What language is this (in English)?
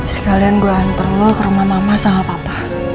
Indonesian